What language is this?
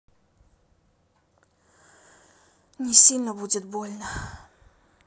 Russian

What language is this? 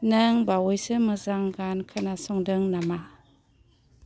Bodo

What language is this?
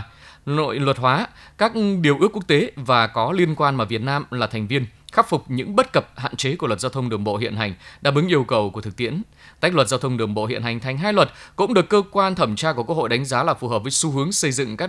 Vietnamese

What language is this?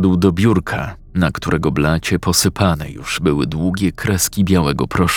Polish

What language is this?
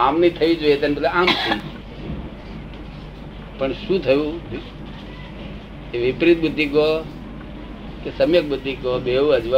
Gujarati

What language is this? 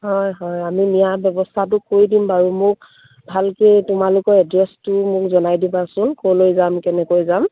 Assamese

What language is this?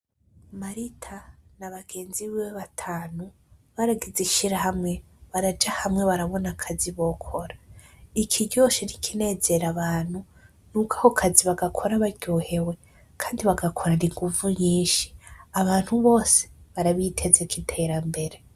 Rundi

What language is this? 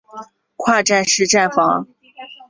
Chinese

